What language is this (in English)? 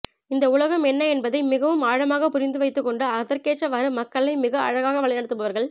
Tamil